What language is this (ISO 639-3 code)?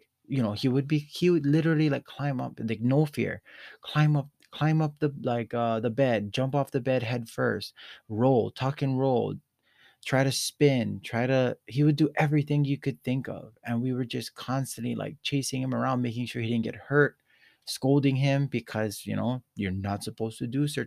eng